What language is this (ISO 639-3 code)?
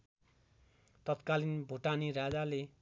nep